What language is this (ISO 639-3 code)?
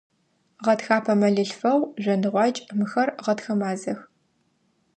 ady